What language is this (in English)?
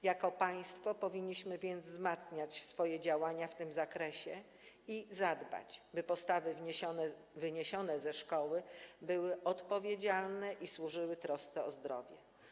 Polish